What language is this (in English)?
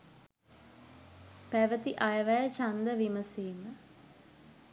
Sinhala